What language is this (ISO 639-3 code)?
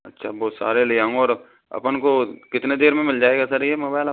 hin